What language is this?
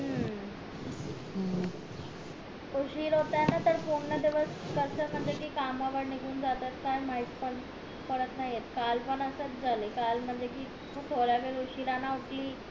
Marathi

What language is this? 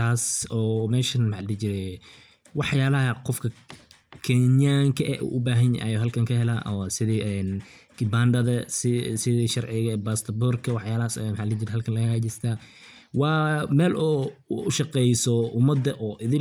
Somali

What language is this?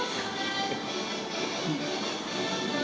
Thai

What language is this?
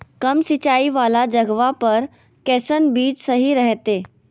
Magahi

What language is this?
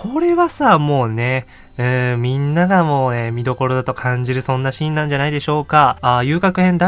Japanese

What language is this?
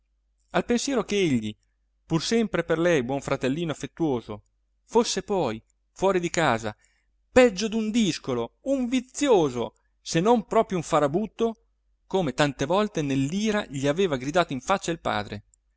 Italian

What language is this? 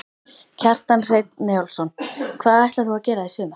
Icelandic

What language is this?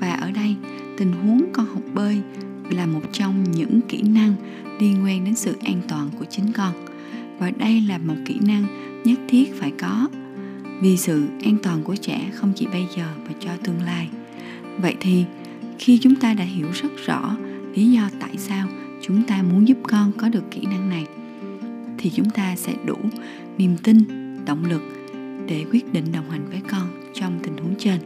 Vietnamese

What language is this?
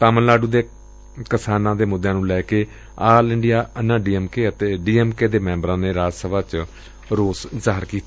Punjabi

